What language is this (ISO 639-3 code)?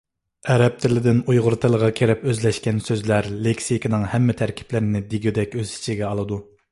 uig